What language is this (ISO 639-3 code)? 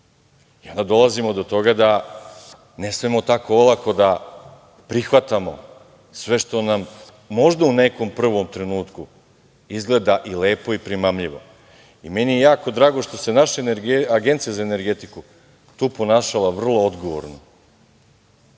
srp